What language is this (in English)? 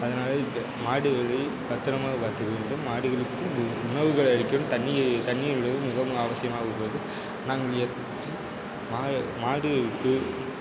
Tamil